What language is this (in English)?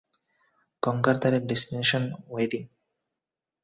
Bangla